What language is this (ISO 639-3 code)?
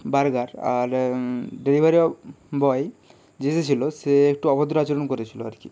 ben